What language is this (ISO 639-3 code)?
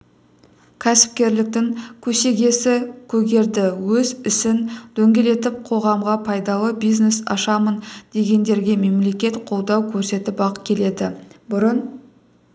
kaz